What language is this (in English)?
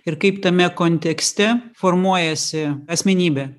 Lithuanian